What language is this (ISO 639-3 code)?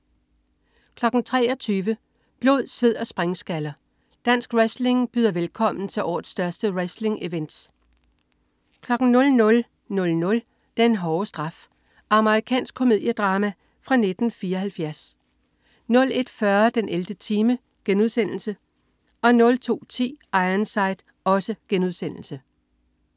dan